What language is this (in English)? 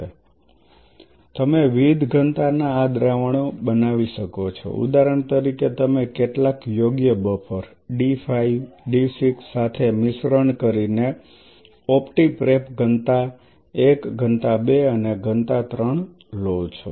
Gujarati